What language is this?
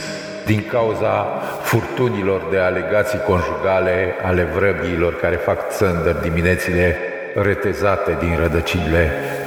Romanian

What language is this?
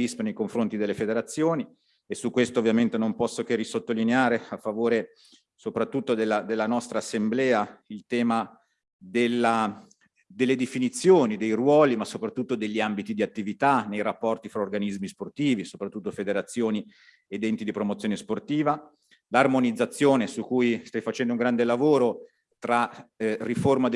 Italian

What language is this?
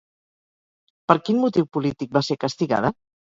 Catalan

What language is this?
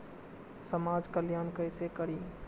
Maithili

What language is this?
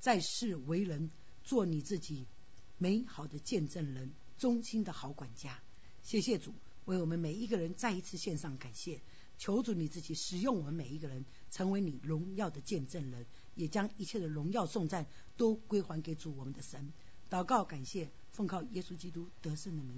Chinese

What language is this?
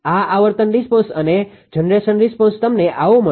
Gujarati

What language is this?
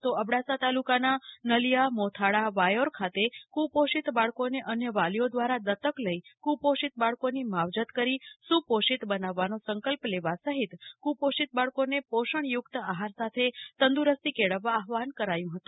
Gujarati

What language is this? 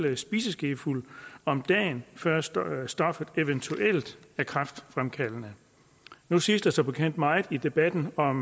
Danish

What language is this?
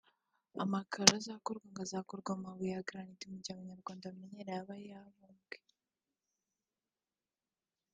Kinyarwanda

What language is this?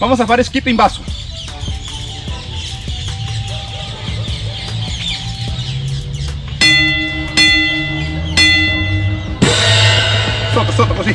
Spanish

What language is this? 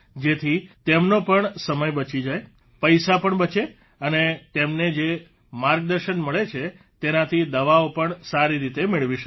Gujarati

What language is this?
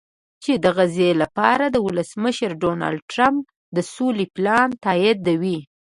Pashto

